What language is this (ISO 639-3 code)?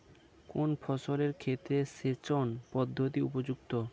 ben